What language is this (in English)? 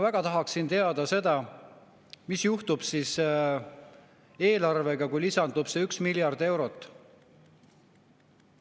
Estonian